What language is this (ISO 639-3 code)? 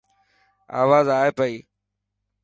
mki